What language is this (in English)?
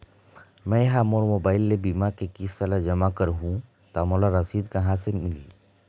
Chhattisgarhi